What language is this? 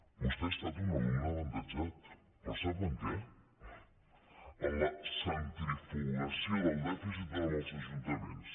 Catalan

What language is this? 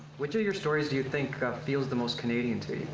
English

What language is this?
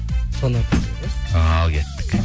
Kazakh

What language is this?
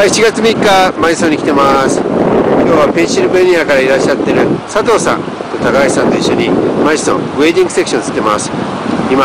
Japanese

